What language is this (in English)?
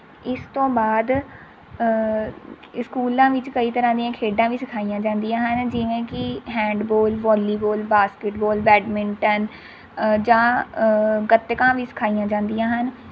Punjabi